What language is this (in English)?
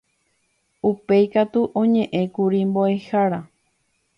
Guarani